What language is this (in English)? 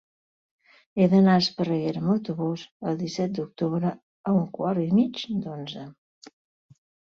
Catalan